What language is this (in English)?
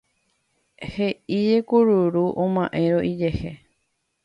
Guarani